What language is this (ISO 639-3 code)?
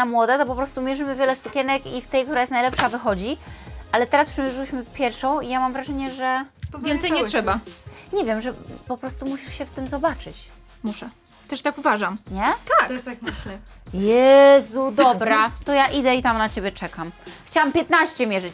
pol